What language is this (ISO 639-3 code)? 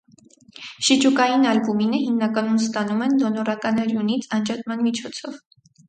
hye